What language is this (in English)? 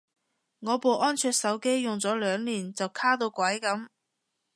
Cantonese